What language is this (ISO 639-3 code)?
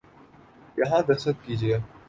urd